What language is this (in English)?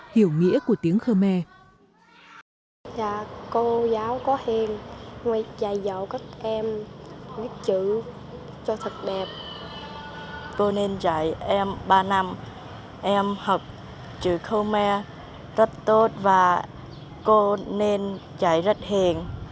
Vietnamese